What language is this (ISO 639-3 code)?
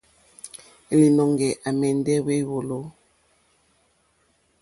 bri